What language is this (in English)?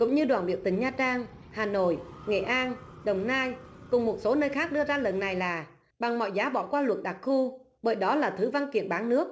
Vietnamese